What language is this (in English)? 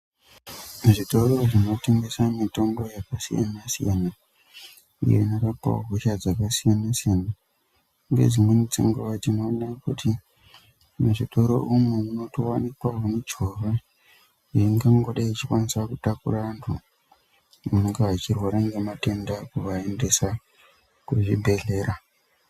Ndau